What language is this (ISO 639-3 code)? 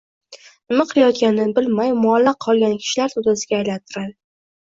uzb